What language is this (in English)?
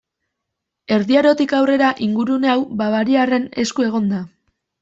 Basque